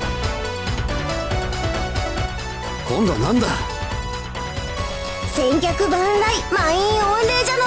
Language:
Japanese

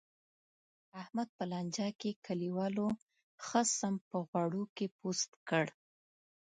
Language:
Pashto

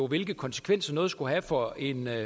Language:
Danish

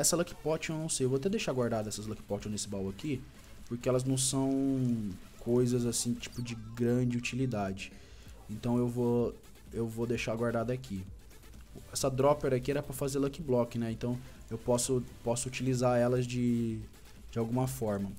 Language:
Portuguese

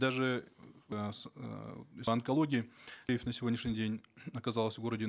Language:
Kazakh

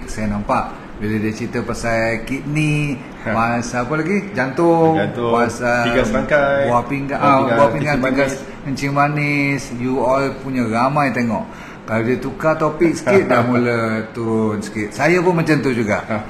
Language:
Malay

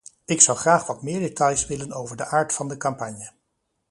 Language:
Dutch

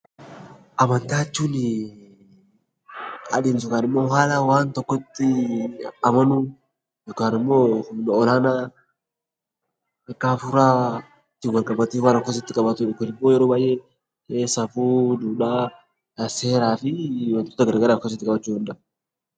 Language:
Oromo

